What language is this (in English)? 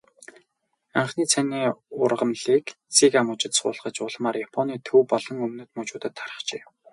Mongolian